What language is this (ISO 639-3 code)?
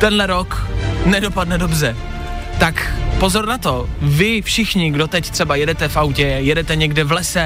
ces